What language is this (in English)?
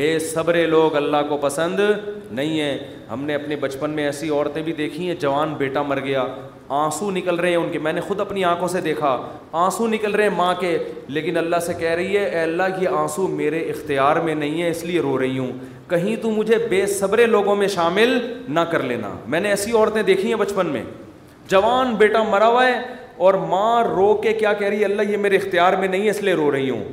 Urdu